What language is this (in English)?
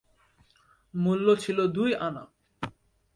Bangla